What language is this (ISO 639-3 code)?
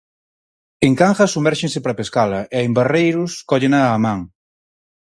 glg